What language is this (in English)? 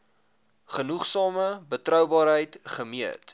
Afrikaans